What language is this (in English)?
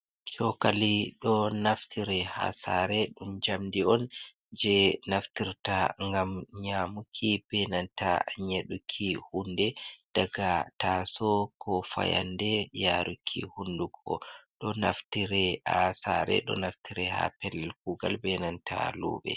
Fula